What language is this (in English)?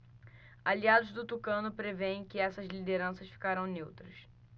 Portuguese